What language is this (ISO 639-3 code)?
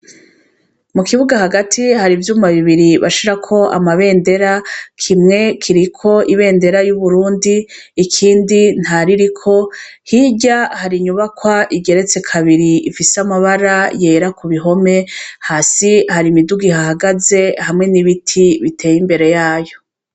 run